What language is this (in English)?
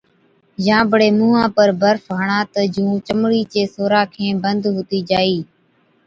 Od